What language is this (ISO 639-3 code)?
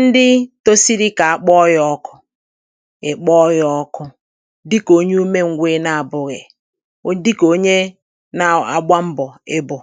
ibo